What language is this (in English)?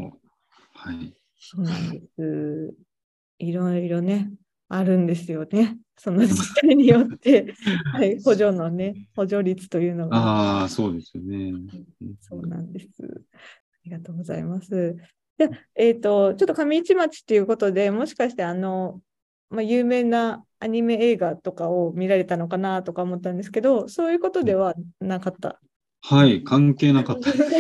Japanese